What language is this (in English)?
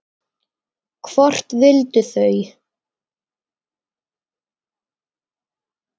Icelandic